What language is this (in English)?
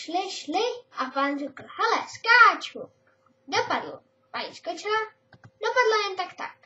Czech